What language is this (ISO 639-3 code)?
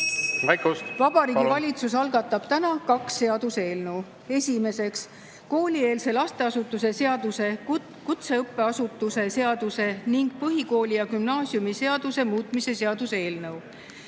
est